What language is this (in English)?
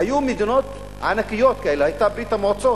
Hebrew